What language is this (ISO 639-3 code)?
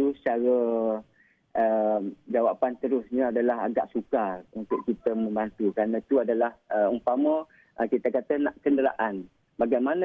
msa